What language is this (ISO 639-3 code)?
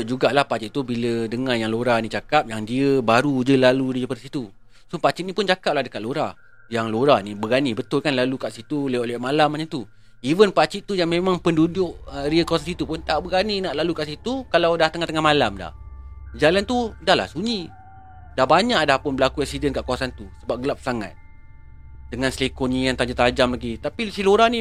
msa